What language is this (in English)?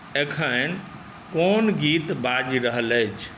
Maithili